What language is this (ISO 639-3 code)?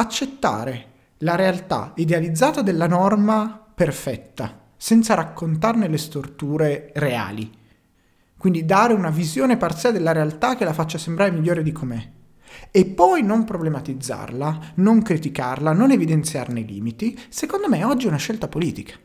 ita